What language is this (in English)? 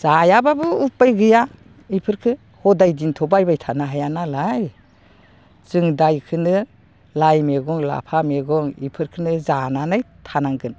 Bodo